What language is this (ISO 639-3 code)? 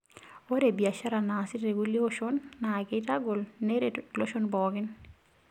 mas